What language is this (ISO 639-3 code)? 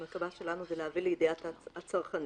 heb